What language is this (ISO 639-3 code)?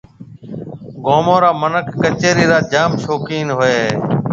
mve